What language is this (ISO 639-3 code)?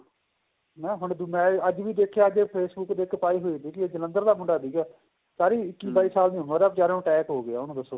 pan